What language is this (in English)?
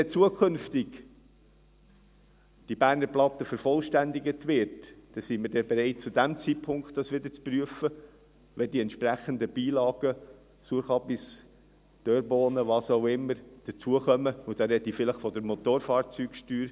Swiss German